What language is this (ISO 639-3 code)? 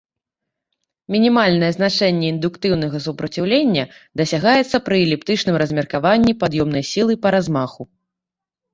bel